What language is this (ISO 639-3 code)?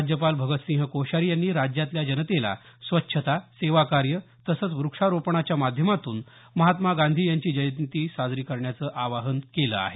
mar